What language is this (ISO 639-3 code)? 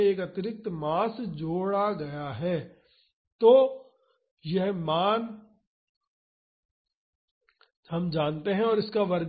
hin